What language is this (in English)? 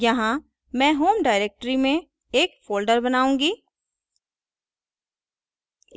Hindi